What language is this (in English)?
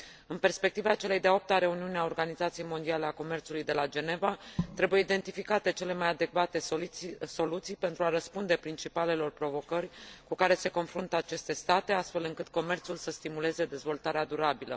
Romanian